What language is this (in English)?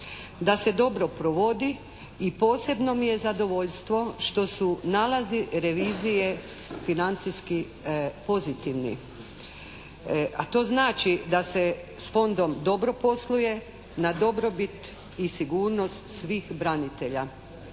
Croatian